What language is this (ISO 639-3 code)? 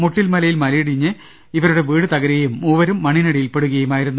mal